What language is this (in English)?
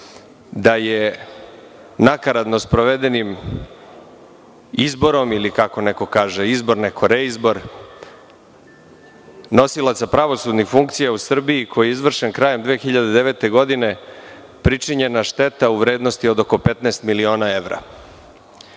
Serbian